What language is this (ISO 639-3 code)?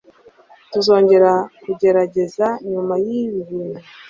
kin